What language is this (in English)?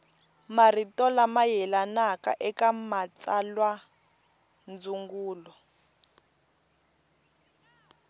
Tsonga